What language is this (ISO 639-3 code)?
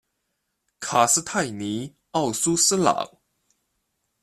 zho